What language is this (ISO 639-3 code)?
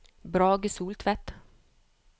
nor